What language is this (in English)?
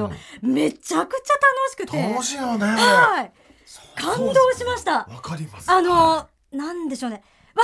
Japanese